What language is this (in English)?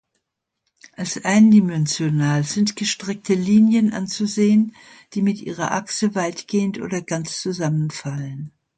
German